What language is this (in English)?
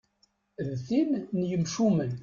Kabyle